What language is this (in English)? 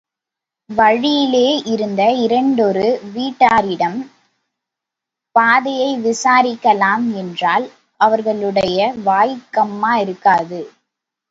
Tamil